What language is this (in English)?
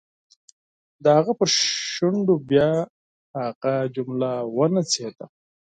Pashto